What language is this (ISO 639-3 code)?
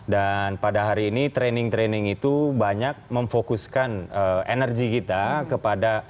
ind